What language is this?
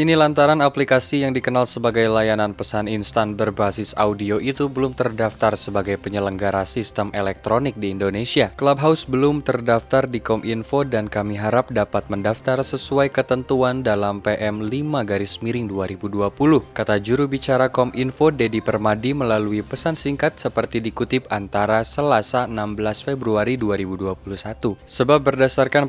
Indonesian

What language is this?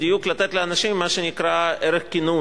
Hebrew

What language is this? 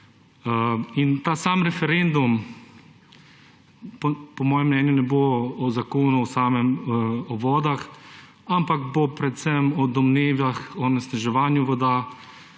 Slovenian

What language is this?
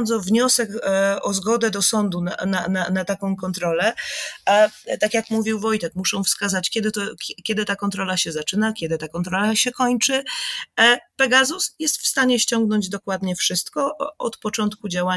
Polish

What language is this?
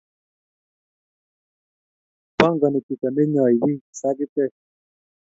Kalenjin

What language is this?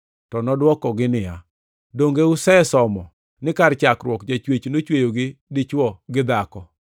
Luo (Kenya and Tanzania)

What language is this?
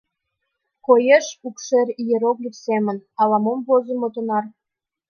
Mari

